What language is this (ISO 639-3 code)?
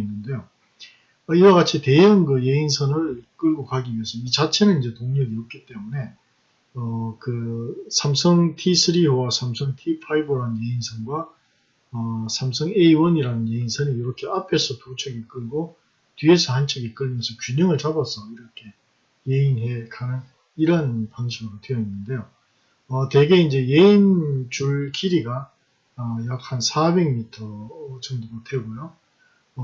kor